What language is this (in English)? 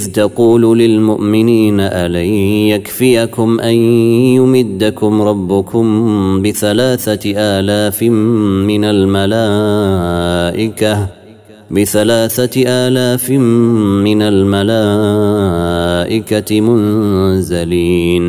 Arabic